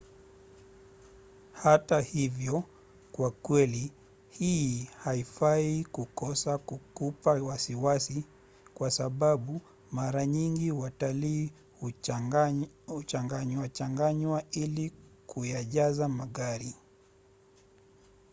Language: Swahili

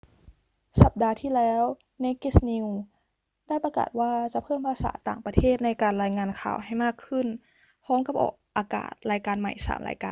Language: Thai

